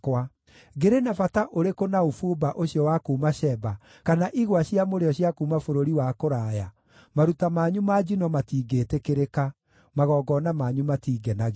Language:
Kikuyu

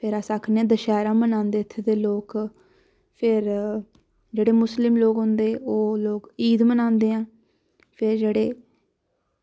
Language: Dogri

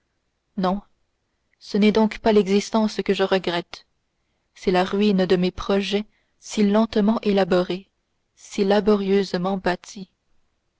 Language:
French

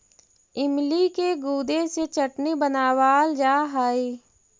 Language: Magahi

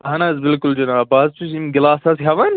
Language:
Kashmiri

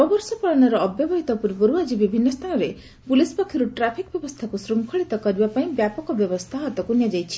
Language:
Odia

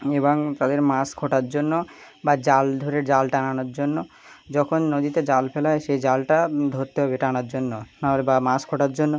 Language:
Bangla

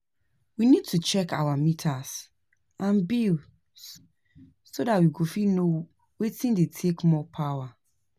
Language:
Nigerian Pidgin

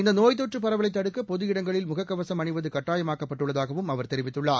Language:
Tamil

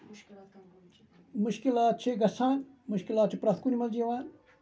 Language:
Kashmiri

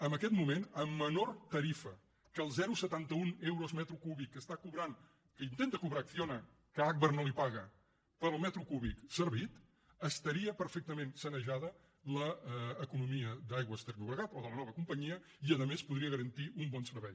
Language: Catalan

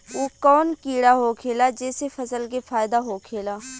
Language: Bhojpuri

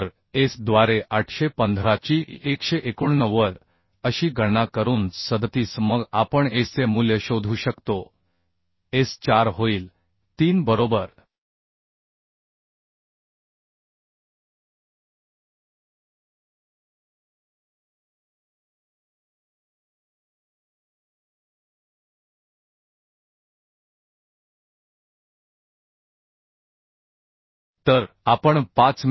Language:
Marathi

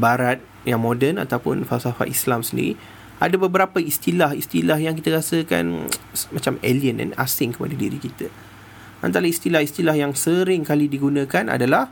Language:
Malay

